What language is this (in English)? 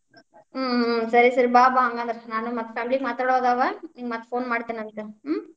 Kannada